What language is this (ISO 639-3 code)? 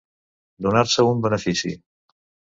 cat